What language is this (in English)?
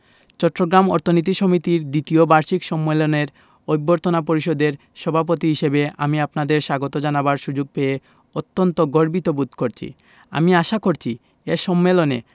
Bangla